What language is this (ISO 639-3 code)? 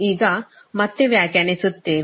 kan